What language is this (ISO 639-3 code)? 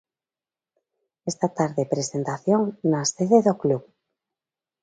glg